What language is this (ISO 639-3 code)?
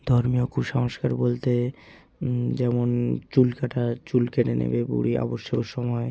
ben